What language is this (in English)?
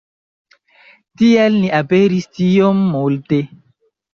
Esperanto